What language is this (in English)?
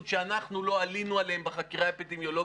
Hebrew